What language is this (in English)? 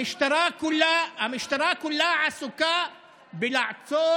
Hebrew